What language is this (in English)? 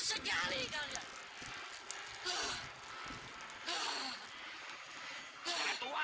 Indonesian